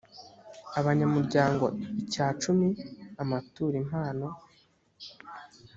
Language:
Kinyarwanda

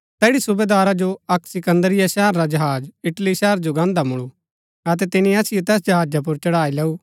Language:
Gaddi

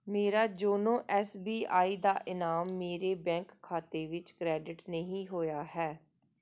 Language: Punjabi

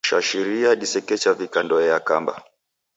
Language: Taita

